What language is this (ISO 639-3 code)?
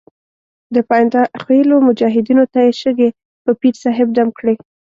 pus